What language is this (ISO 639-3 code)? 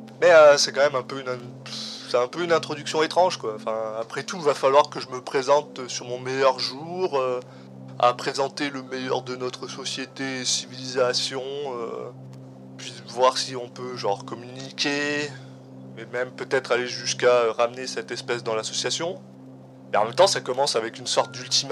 fra